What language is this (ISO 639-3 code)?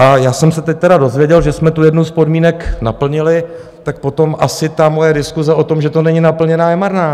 ces